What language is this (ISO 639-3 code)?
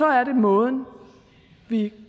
dan